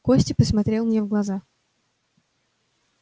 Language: Russian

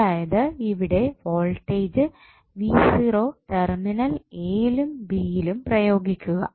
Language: Malayalam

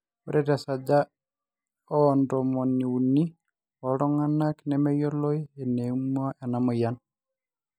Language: Masai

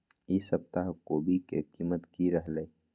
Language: Magahi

